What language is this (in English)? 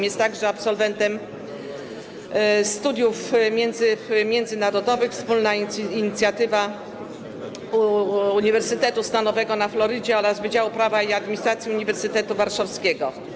Polish